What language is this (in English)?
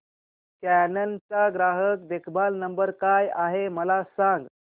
Marathi